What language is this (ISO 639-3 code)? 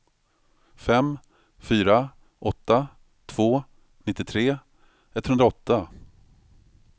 swe